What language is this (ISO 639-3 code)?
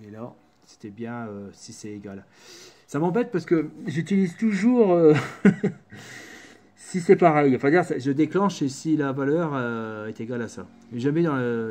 fra